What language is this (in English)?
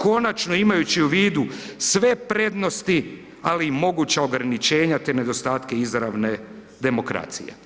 Croatian